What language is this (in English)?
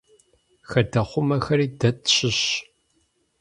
Kabardian